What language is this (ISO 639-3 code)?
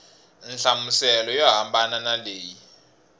tso